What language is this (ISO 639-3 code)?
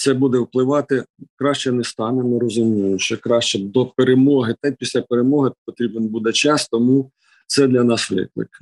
ukr